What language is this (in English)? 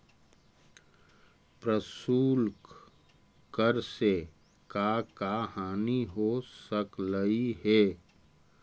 Magahi